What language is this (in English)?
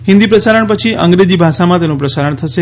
Gujarati